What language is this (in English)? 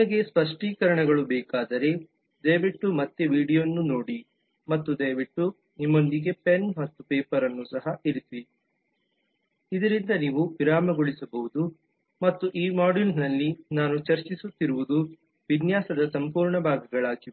Kannada